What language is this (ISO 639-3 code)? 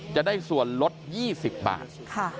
tha